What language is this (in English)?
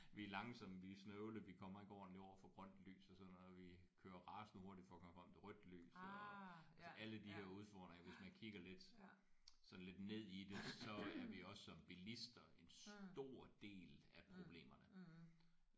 Danish